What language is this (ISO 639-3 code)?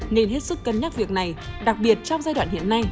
vie